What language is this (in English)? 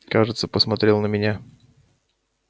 Russian